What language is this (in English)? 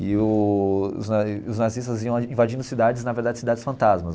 Portuguese